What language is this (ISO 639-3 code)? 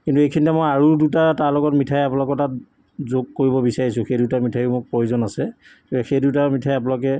asm